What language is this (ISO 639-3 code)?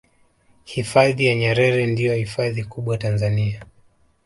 swa